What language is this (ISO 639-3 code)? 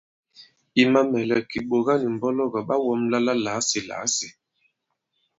abb